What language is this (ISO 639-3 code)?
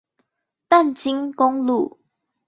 zho